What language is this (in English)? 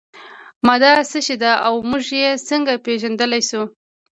Pashto